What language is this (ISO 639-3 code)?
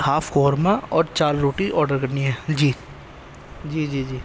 urd